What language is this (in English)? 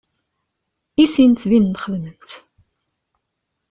Kabyle